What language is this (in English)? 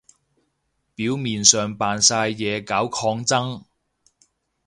Cantonese